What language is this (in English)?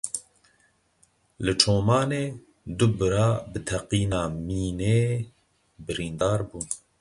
Kurdish